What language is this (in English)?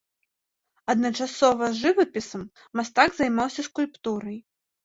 Belarusian